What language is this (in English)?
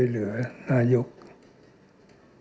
Thai